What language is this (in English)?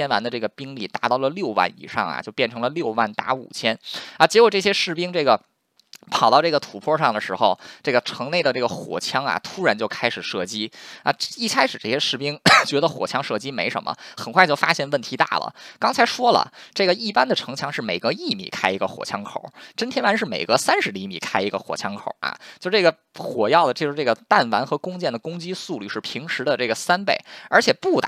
Chinese